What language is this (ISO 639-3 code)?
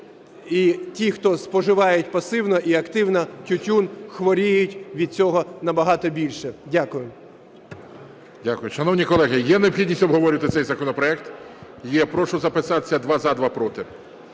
ukr